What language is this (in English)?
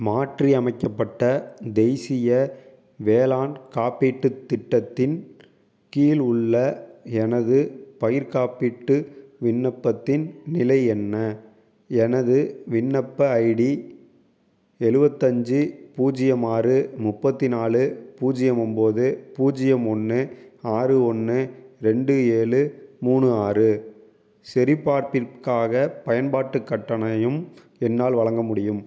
Tamil